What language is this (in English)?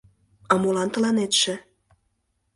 Mari